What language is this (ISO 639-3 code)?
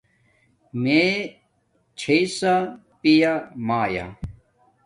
dmk